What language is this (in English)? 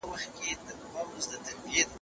Pashto